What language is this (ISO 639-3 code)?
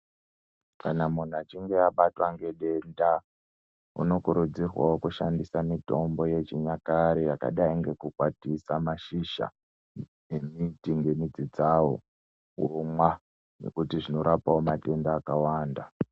ndc